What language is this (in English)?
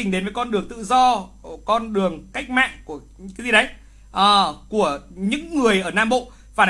Vietnamese